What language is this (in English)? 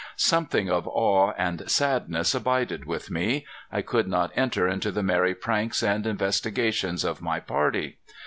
English